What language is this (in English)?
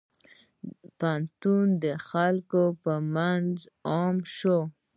Pashto